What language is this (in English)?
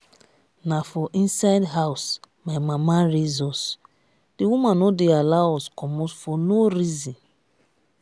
Nigerian Pidgin